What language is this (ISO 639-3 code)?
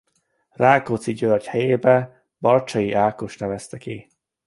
hun